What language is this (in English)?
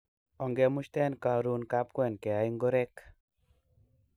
Kalenjin